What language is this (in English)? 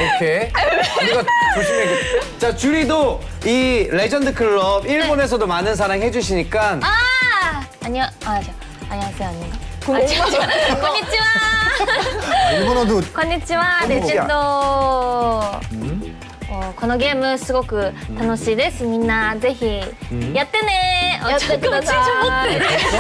Korean